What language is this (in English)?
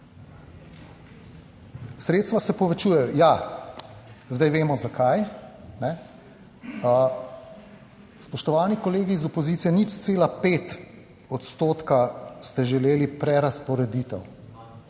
Slovenian